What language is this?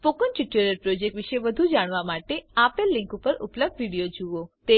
Gujarati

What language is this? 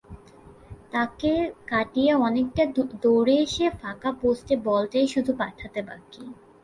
Bangla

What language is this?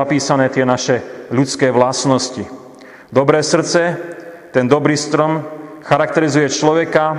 Slovak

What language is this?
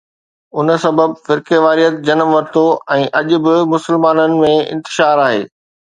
Sindhi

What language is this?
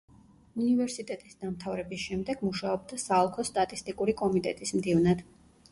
Georgian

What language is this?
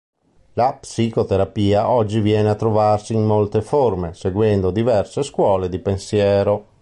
Italian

